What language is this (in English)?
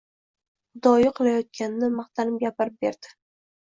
Uzbek